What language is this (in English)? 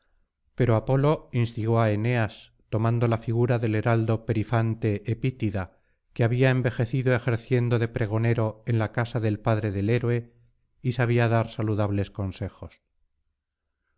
Spanish